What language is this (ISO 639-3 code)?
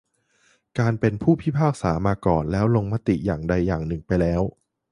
tha